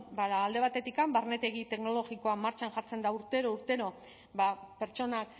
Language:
Basque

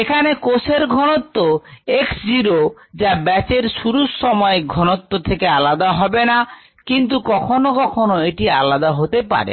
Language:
Bangla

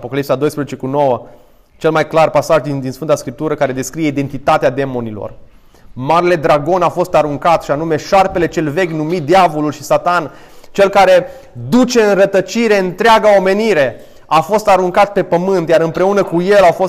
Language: Romanian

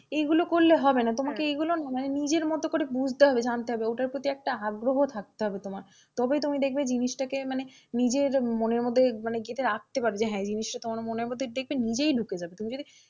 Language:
Bangla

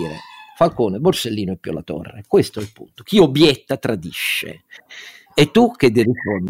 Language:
Italian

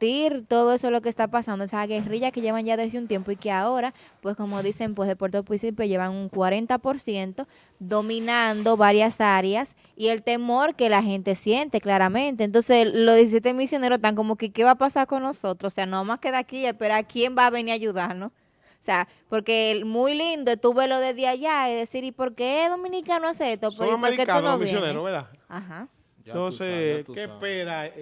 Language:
Spanish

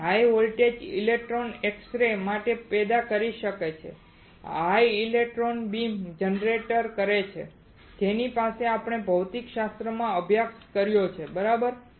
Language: Gujarati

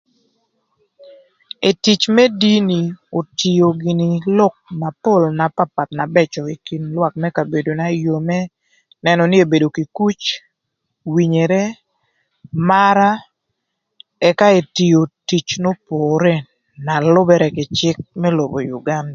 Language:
Thur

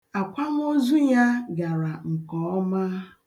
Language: Igbo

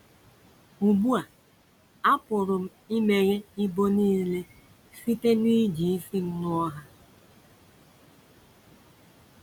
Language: Igbo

